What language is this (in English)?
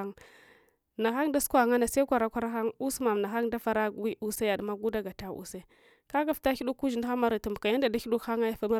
Hwana